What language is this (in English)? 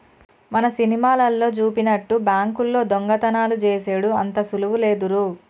Telugu